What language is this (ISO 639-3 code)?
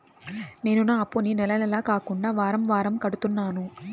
tel